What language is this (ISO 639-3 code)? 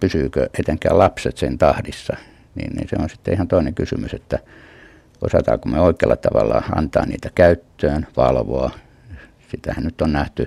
fin